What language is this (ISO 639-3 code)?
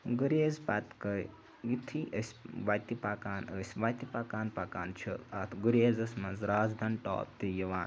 kas